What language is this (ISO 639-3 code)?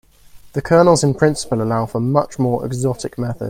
eng